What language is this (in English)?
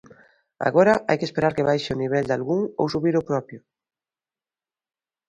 Galician